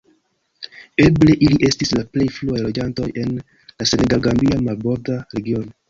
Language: Esperanto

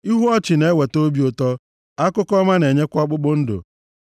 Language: Igbo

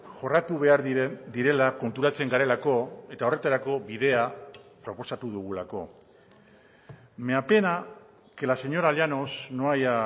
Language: Basque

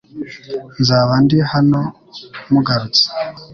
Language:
Kinyarwanda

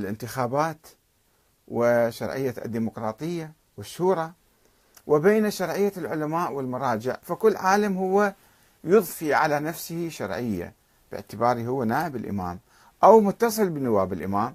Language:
Arabic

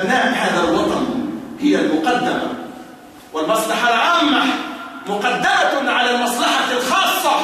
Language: Arabic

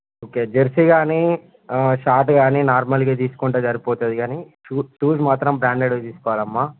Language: Telugu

